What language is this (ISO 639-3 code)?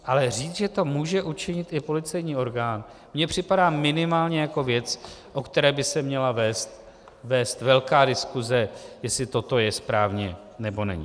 ces